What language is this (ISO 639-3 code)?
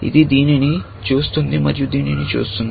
tel